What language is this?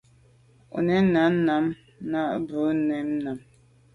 Medumba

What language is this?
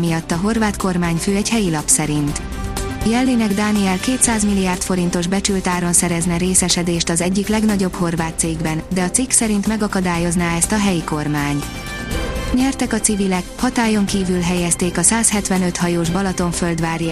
Hungarian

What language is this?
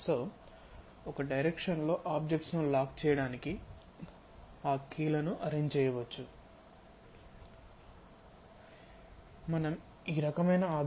Telugu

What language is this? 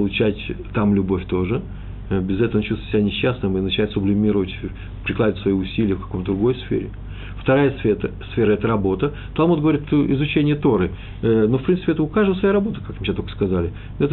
Russian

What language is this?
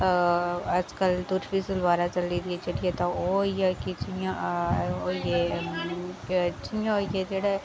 Dogri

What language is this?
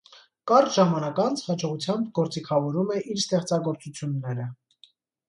Armenian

